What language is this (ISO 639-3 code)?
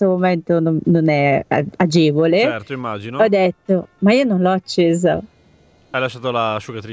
ita